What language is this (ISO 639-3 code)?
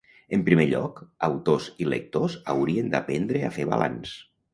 cat